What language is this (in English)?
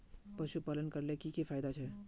Magahi